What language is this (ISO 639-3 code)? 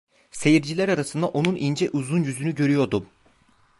tur